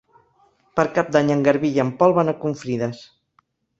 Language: Catalan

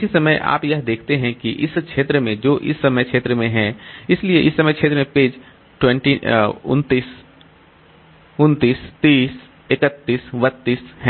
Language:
Hindi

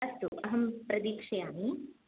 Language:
Sanskrit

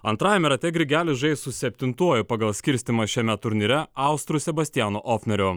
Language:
Lithuanian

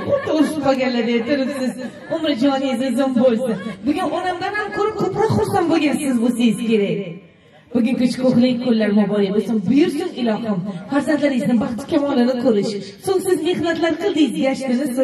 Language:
Turkish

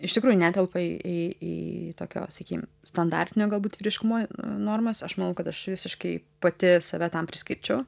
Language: Lithuanian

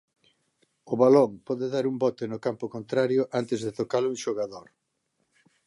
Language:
Galician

